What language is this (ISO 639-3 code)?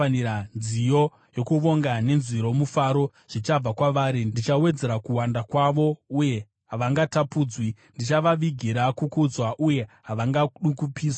sna